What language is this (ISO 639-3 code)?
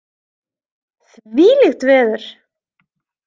isl